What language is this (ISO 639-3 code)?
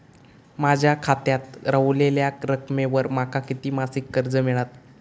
mar